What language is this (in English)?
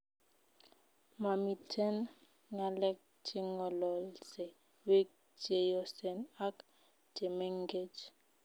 Kalenjin